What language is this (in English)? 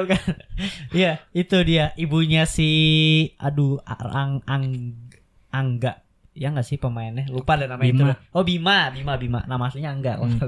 Indonesian